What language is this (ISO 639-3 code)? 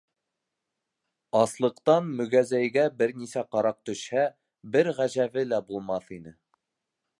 bak